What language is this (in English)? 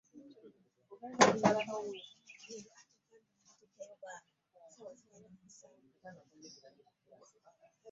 Ganda